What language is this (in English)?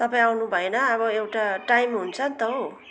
Nepali